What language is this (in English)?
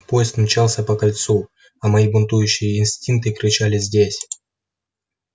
Russian